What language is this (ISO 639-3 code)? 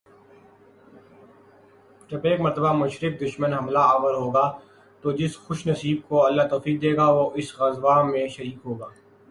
urd